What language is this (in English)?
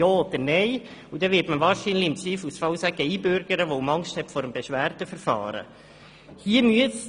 Swiss German